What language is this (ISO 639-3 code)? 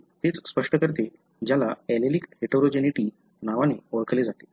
mar